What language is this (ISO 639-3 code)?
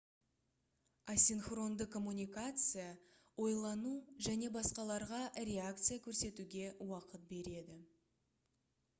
kaz